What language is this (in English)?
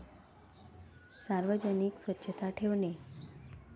Marathi